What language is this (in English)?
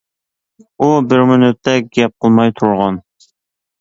Uyghur